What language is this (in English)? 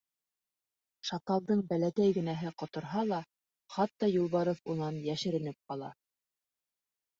Bashkir